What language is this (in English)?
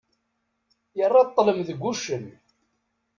Kabyle